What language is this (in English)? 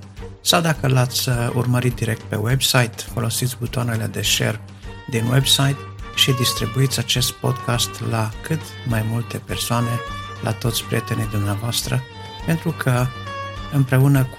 Romanian